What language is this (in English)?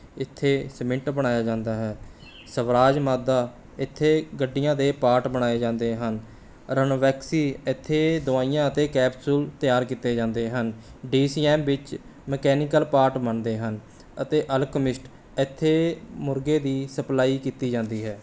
Punjabi